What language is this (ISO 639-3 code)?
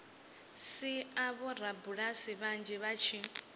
ven